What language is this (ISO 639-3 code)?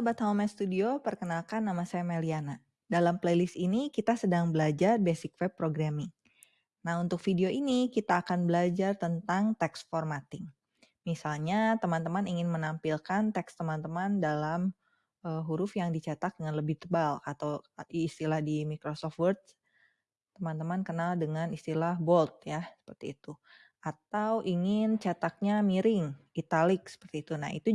ind